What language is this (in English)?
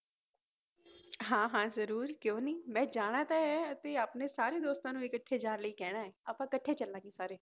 Punjabi